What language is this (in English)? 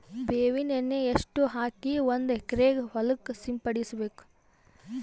Kannada